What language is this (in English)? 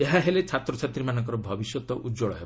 Odia